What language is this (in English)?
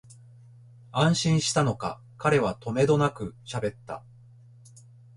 Japanese